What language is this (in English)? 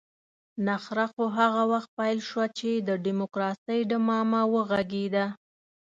Pashto